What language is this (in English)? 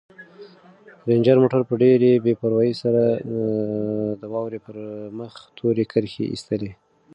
Pashto